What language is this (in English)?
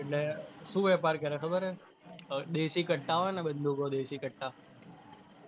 Gujarati